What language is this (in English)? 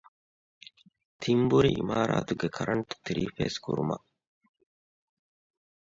Divehi